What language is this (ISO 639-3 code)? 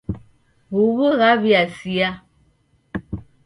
dav